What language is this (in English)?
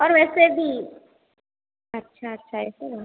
Hindi